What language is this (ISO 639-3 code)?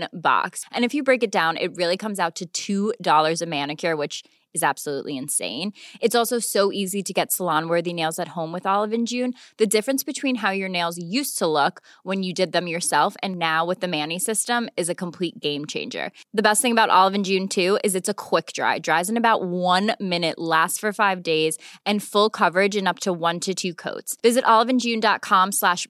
swe